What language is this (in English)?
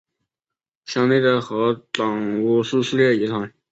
Chinese